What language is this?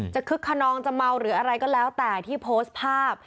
Thai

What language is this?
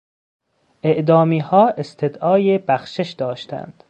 Persian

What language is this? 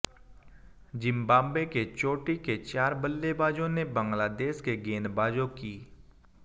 Hindi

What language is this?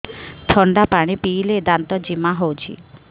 Odia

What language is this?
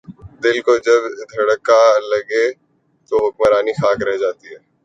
Urdu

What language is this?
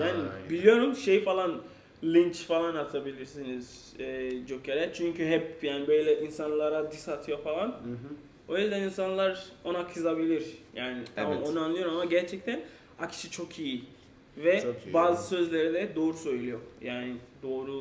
Turkish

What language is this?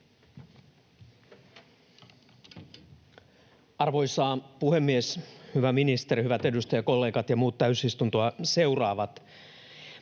Finnish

